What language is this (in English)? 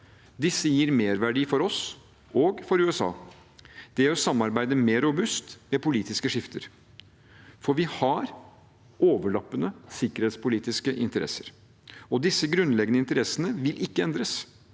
Norwegian